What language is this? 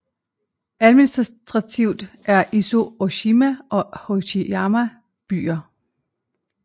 Danish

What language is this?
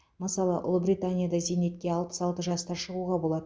Kazakh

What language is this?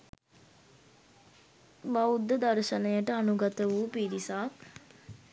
Sinhala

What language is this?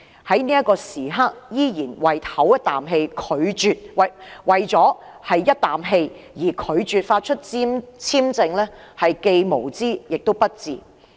Cantonese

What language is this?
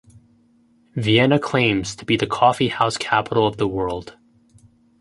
English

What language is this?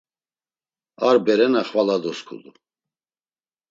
Laz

